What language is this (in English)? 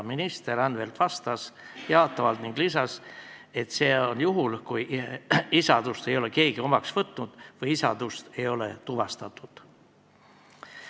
Estonian